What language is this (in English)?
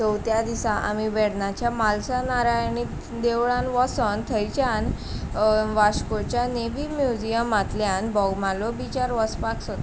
Konkani